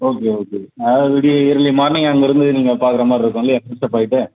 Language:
Tamil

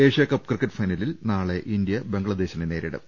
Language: Malayalam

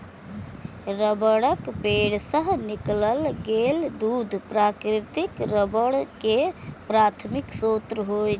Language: Maithili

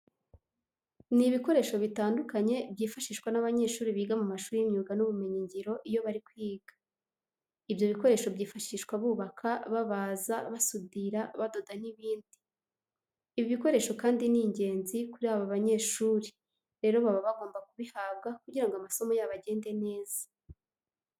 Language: Kinyarwanda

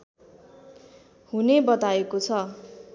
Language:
Nepali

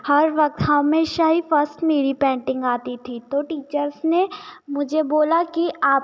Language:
Hindi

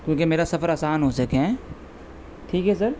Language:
Urdu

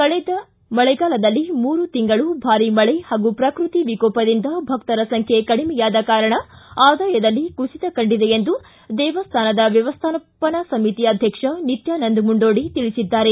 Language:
Kannada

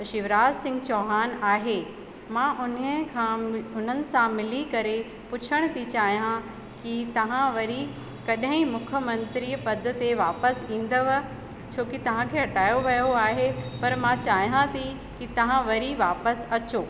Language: Sindhi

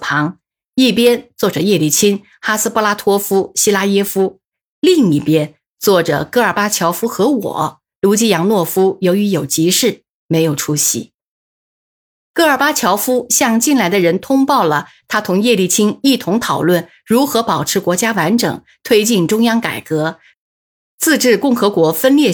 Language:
Chinese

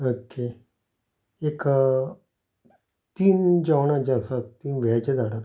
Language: Konkani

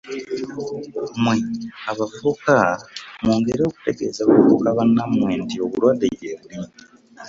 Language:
Ganda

